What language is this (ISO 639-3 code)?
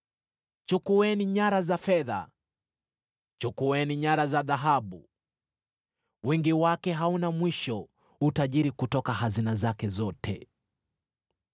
swa